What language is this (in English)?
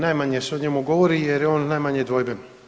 Croatian